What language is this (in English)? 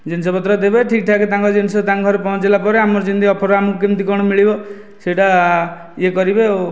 Odia